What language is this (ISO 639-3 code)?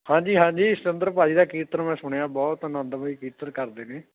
pan